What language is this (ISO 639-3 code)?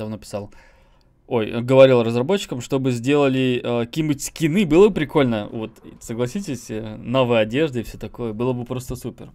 rus